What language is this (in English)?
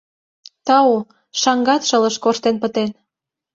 Mari